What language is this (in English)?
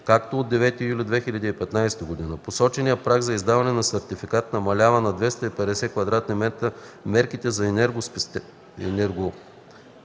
Bulgarian